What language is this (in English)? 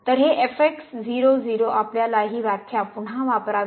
Marathi